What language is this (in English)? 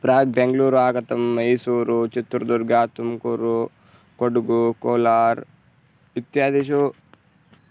Sanskrit